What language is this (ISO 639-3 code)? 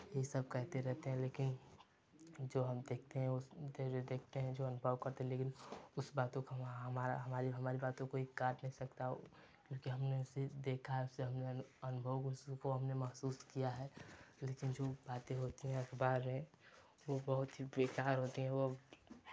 hin